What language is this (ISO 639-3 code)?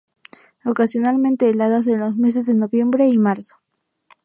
spa